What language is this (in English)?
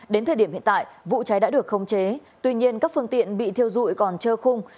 Vietnamese